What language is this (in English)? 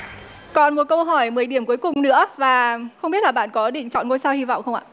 Vietnamese